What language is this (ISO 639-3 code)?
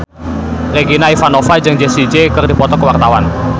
sun